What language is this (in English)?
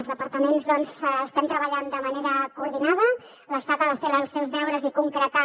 Catalan